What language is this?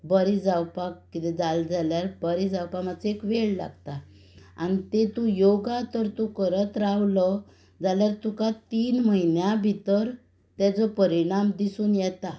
Konkani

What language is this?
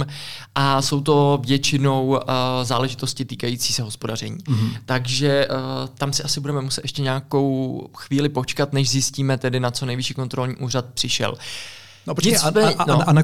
Czech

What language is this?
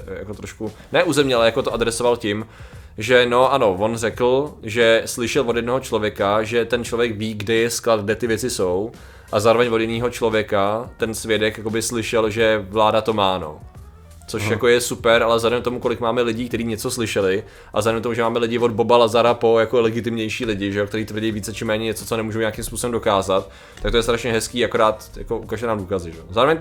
Czech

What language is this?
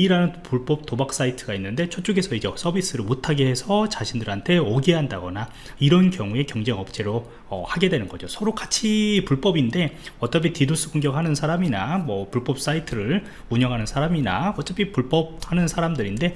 Korean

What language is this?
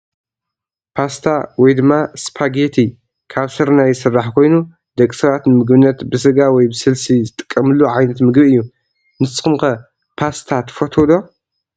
Tigrinya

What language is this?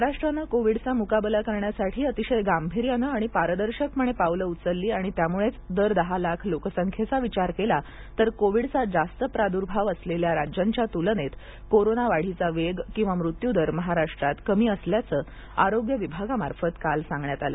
Marathi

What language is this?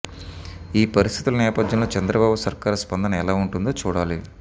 Telugu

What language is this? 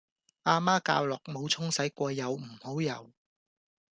Cantonese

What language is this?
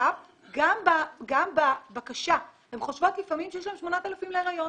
Hebrew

